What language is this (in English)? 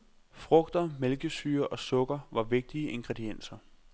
Danish